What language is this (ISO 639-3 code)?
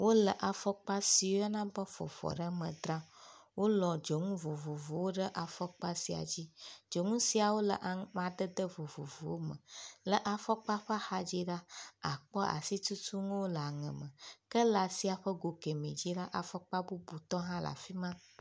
ewe